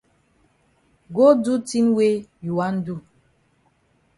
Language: Cameroon Pidgin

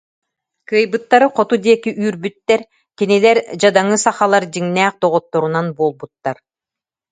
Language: Yakut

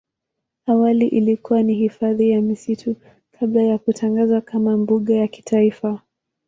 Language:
Swahili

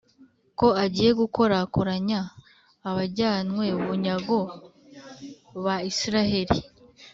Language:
Kinyarwanda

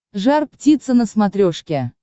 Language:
Russian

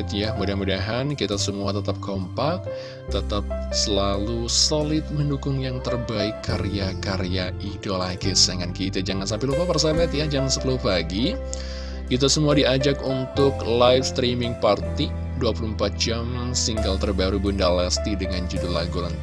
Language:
Indonesian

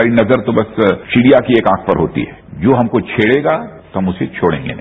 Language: Hindi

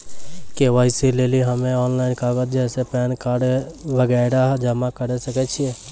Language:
Maithili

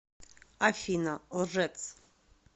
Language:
Russian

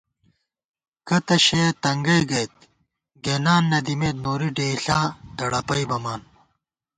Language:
Gawar-Bati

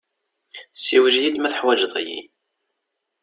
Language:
Kabyle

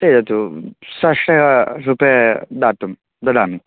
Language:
Sanskrit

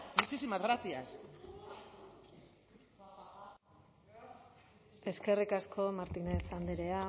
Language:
Basque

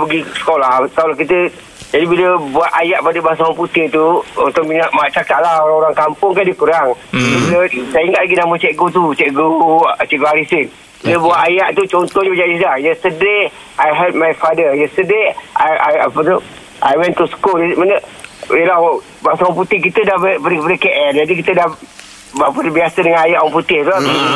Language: Malay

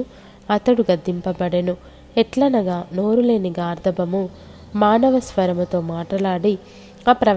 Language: Telugu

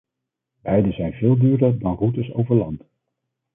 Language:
Dutch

